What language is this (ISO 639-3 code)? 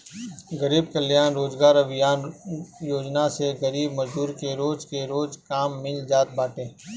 bho